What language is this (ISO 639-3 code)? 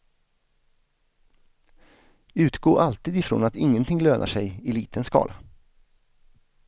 swe